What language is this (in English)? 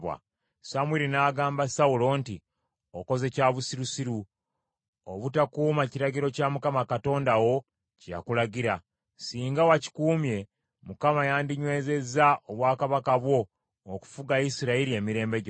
Ganda